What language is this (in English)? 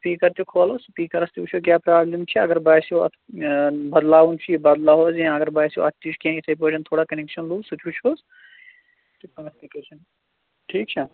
Kashmiri